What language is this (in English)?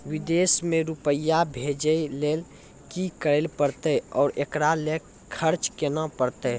Maithili